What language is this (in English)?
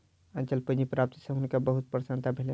Maithili